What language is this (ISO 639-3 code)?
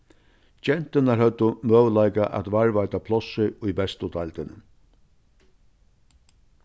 fao